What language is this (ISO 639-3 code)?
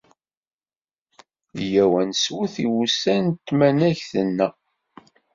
kab